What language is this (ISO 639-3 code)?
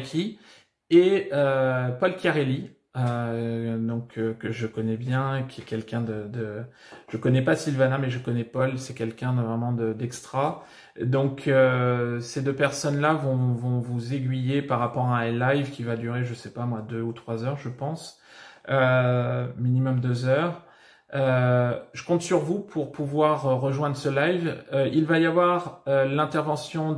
fra